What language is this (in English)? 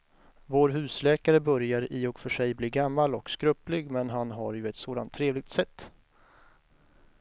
Swedish